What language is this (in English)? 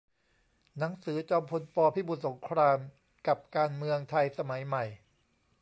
Thai